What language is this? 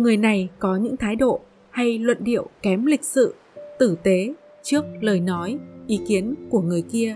Vietnamese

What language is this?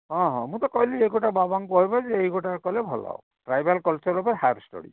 Odia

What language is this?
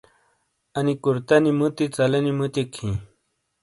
Shina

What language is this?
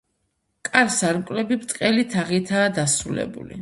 Georgian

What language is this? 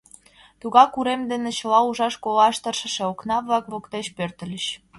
Mari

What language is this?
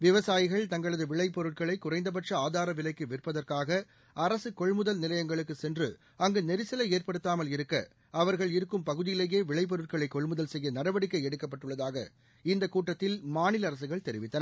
Tamil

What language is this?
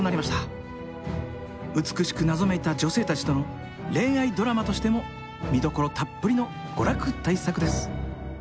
Japanese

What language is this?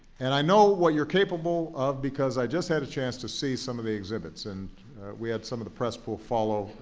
English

